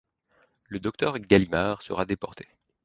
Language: French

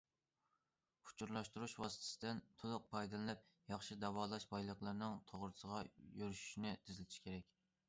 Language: Uyghur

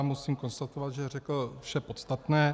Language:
Czech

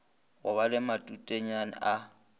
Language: Northern Sotho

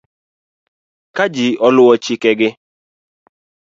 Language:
Luo (Kenya and Tanzania)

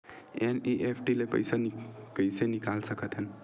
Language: Chhattisgarhi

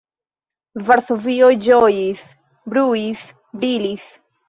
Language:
Esperanto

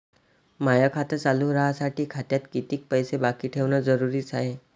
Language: Marathi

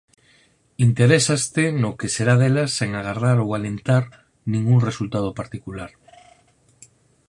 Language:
Galician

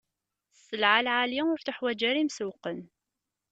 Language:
Kabyle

